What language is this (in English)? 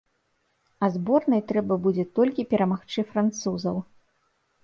Belarusian